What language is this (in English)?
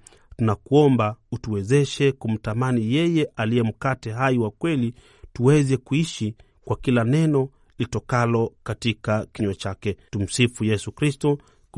Swahili